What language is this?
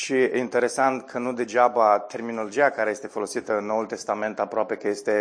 Romanian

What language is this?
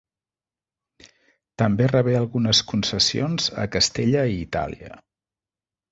Catalan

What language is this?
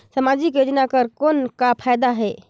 Chhattisgarhi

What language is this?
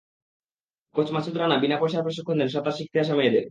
Bangla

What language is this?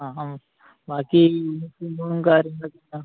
Malayalam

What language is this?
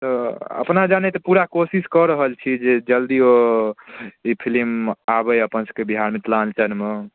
Maithili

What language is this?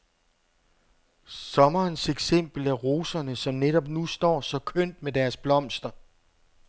Danish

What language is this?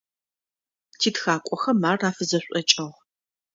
Adyghe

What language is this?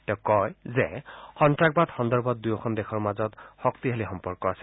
Assamese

